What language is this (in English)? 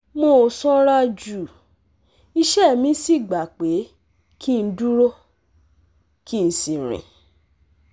Yoruba